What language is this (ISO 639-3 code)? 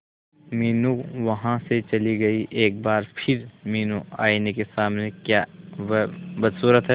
hin